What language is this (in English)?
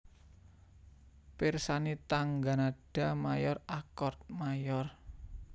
Javanese